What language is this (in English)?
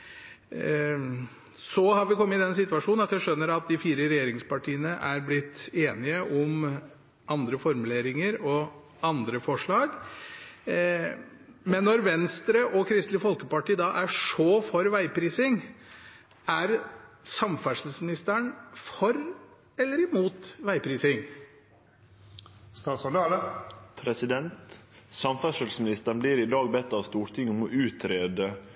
Norwegian